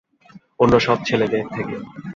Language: Bangla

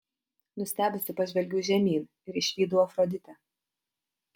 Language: Lithuanian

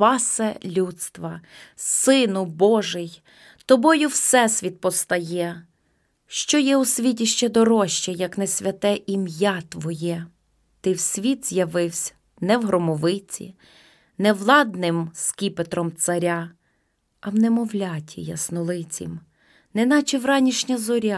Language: Ukrainian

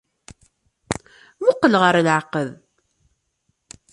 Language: Kabyle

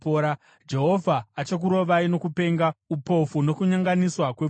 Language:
Shona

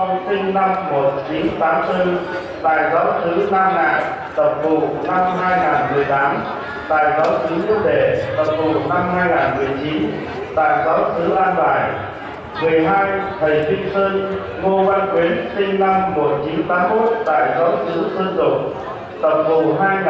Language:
Vietnamese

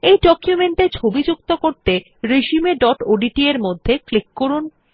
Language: Bangla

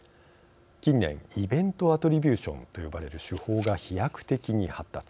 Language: Japanese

